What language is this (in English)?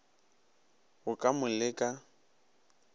Northern Sotho